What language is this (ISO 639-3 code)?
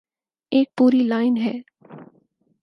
urd